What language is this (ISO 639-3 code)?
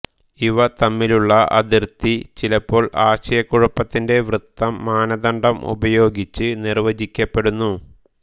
mal